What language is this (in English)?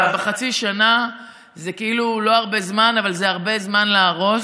Hebrew